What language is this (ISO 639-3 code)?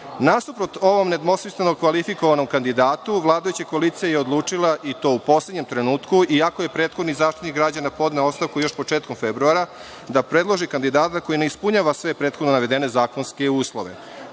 srp